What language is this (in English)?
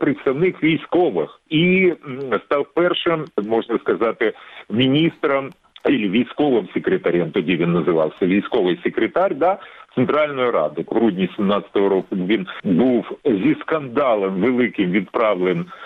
Ukrainian